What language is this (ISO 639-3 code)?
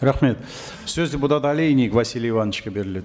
kaz